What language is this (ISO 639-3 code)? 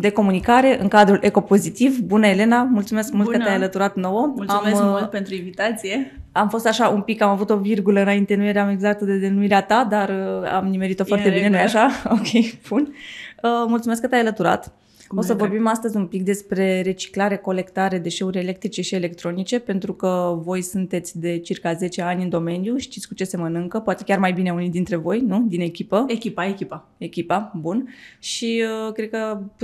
ron